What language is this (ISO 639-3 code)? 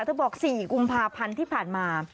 tha